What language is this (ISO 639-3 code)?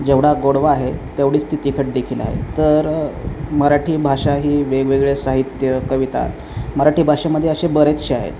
mar